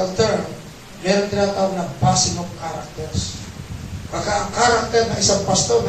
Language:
Filipino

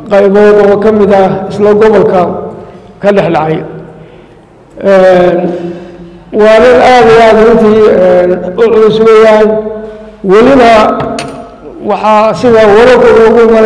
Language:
Arabic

